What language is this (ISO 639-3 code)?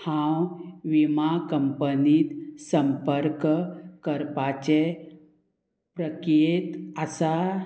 kok